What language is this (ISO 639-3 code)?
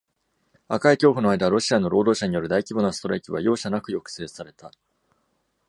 jpn